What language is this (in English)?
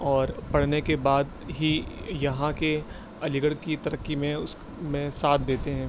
Urdu